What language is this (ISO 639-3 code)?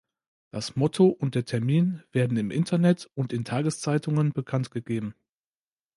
deu